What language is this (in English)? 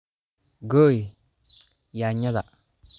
Somali